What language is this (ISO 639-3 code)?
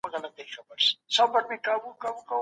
pus